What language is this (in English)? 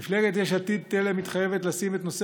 Hebrew